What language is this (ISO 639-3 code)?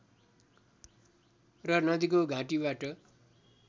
nep